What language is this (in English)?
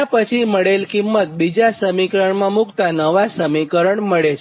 Gujarati